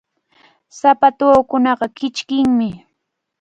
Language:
Cajatambo North Lima Quechua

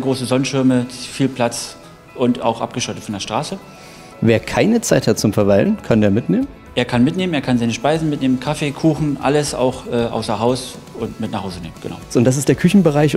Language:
German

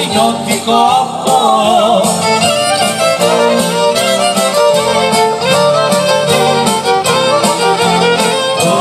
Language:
Greek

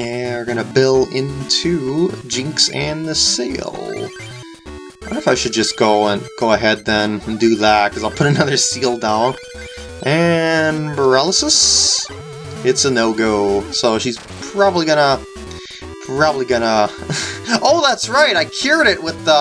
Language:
English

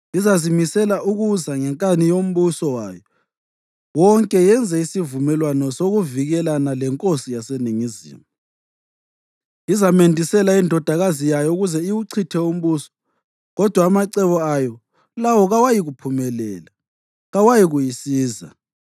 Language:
North Ndebele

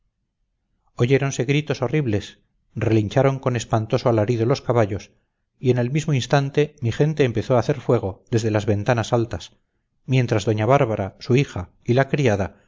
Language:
Spanish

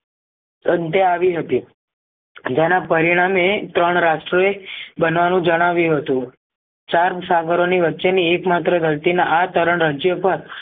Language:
Gujarati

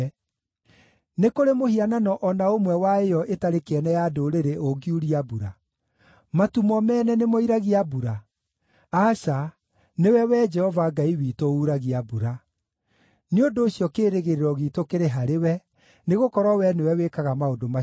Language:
Kikuyu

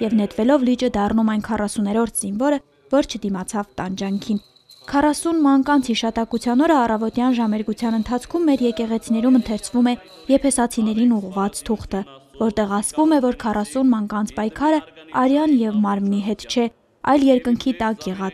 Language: Romanian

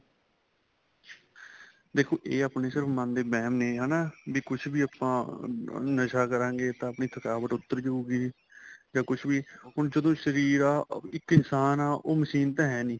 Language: Punjabi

